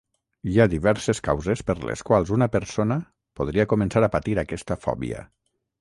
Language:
Catalan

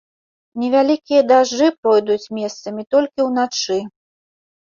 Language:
Belarusian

